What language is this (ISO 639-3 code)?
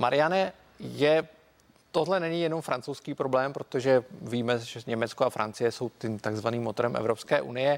ces